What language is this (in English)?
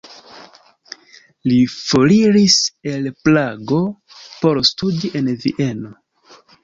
Esperanto